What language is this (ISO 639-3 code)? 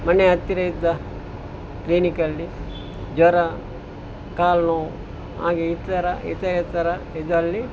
kan